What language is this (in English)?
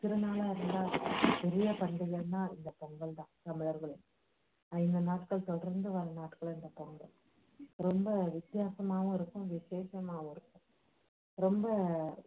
Tamil